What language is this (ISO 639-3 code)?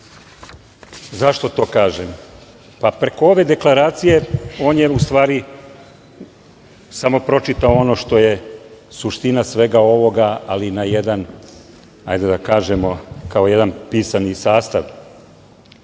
srp